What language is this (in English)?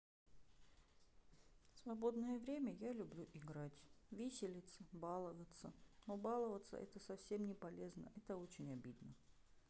Russian